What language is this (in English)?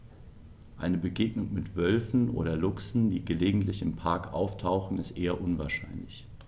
German